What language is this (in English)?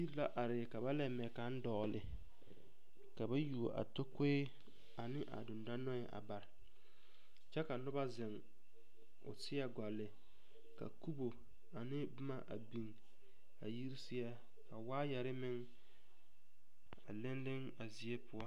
Southern Dagaare